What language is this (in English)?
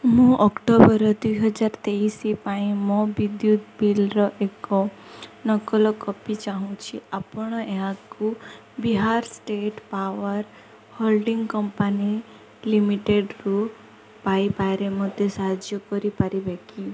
Odia